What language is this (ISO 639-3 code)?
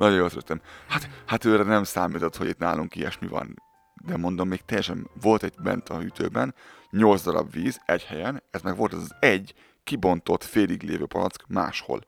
hun